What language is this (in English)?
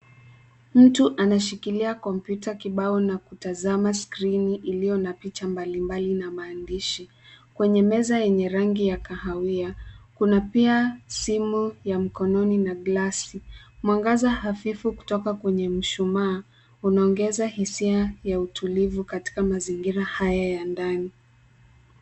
Swahili